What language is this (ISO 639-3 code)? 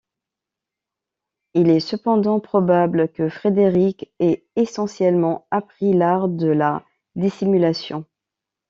fra